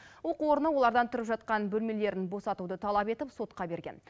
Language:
Kazakh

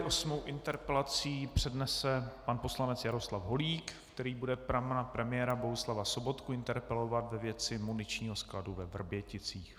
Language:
Czech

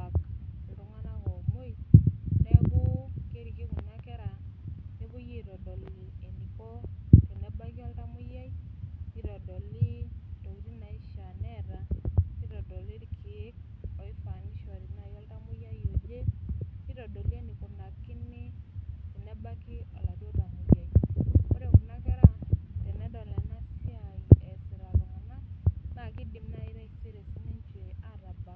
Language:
Masai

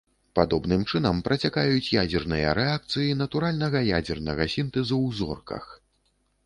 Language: Belarusian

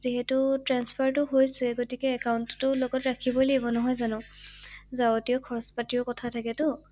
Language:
Assamese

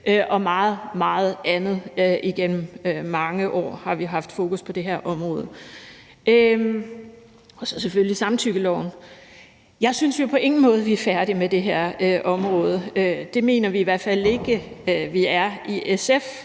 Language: Danish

